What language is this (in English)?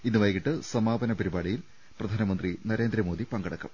Malayalam